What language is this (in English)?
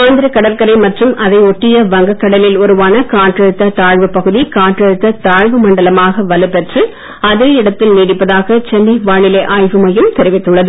Tamil